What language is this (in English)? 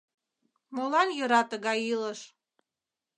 Mari